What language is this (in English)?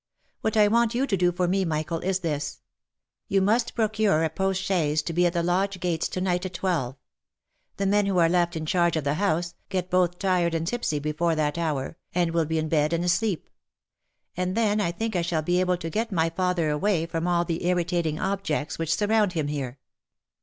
English